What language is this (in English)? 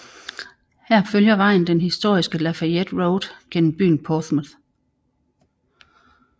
Danish